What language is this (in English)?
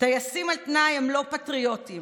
Hebrew